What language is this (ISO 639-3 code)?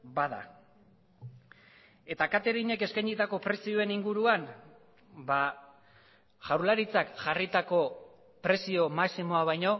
eus